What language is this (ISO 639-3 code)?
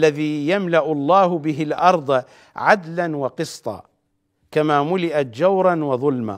ara